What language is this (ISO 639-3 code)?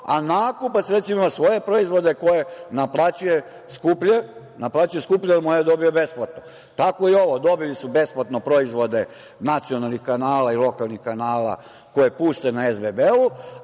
srp